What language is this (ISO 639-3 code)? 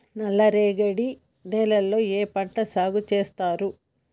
tel